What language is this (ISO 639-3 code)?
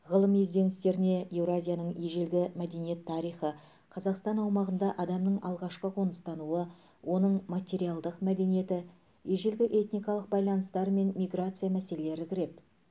kaz